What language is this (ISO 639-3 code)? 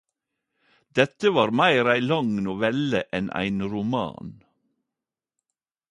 nno